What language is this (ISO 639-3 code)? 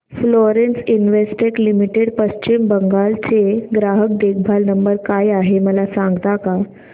mar